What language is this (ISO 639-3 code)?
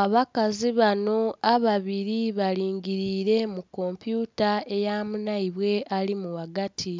xog